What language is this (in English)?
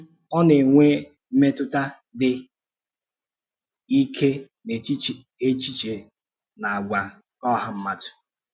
Igbo